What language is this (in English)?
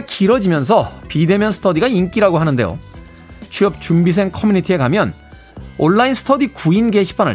Korean